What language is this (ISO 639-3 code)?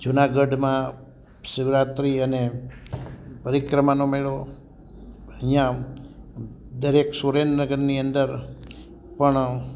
guj